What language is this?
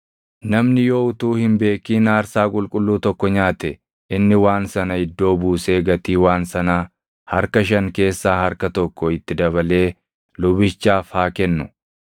Oromo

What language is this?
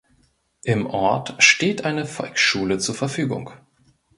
German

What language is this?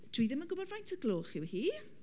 Welsh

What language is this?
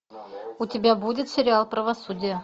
Russian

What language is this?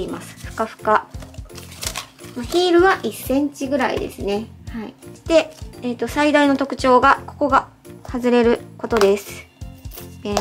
Japanese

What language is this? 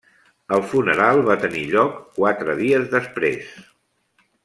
Catalan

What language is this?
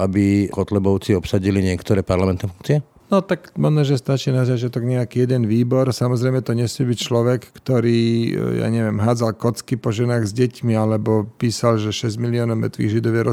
Slovak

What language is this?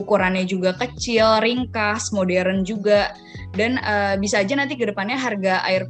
Indonesian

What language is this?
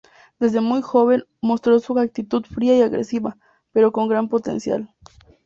Spanish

